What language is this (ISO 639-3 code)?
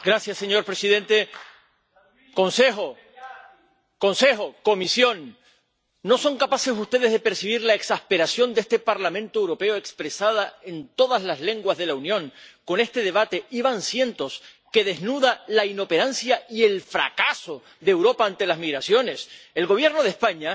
spa